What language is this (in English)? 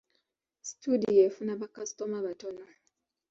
Ganda